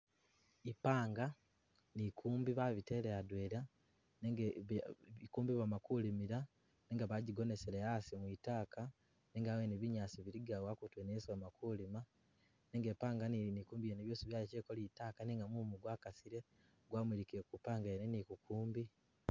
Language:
Masaaba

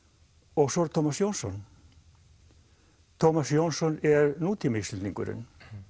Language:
Icelandic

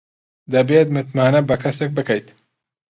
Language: Central Kurdish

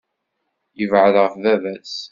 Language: Kabyle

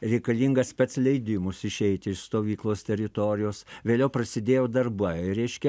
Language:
Lithuanian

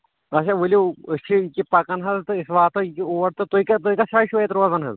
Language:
Kashmiri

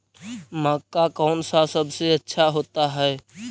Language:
Magahi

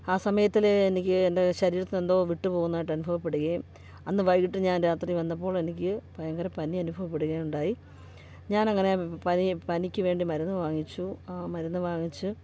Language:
Malayalam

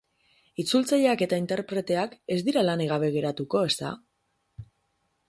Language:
Basque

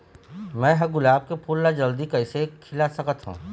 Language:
Chhattisgarhi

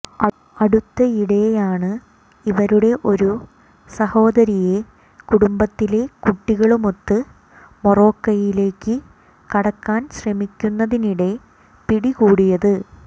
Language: Malayalam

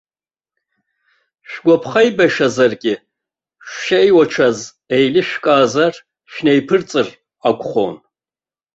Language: Abkhazian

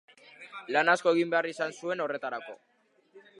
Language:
Basque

